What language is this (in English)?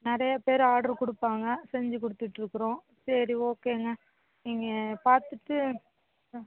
Tamil